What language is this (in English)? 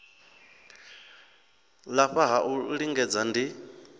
Venda